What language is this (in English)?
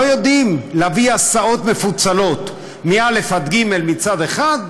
Hebrew